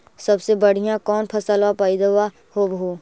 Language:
Magahi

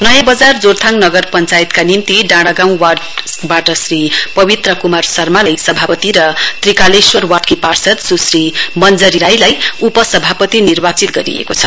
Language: Nepali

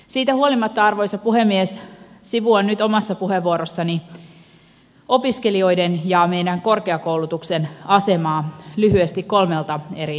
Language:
Finnish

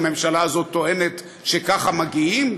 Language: Hebrew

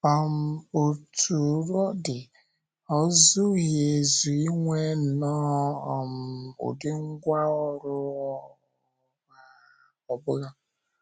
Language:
Igbo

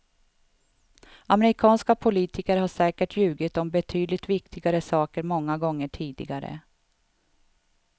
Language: Swedish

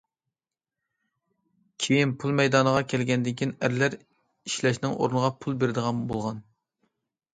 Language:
Uyghur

